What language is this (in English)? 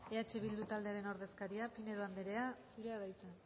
Basque